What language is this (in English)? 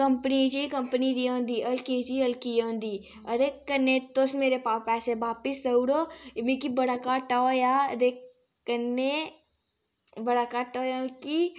Dogri